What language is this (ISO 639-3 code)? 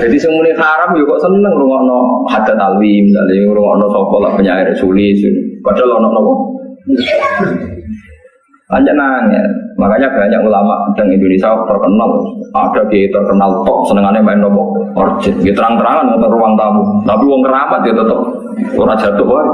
ind